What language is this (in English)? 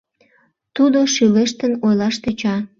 Mari